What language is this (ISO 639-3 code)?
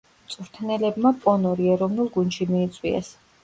kat